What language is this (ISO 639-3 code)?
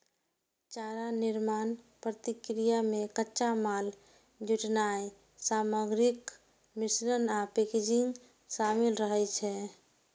mai